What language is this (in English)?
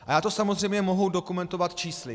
Czech